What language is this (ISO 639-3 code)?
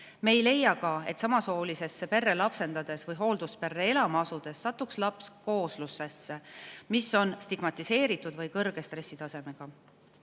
est